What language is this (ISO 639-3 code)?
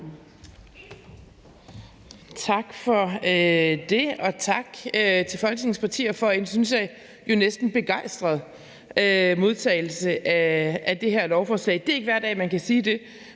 dan